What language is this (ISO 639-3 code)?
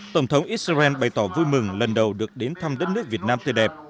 vie